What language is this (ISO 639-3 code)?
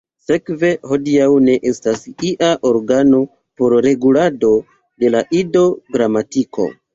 epo